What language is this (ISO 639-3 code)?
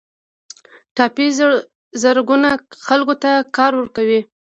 pus